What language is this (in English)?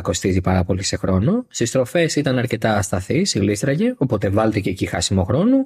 Greek